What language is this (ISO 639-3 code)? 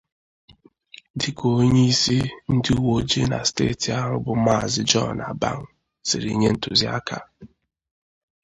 ibo